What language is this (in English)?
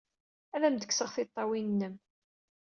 Kabyle